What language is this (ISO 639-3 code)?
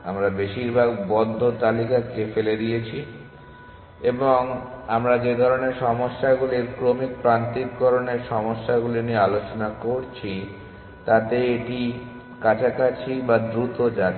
ben